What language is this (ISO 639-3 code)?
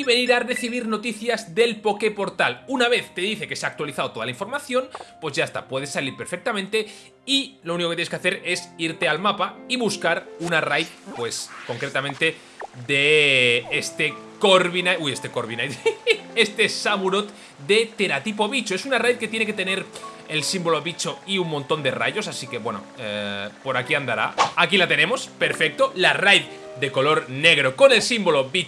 spa